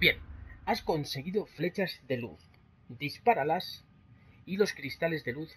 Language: Spanish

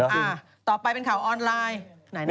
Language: Thai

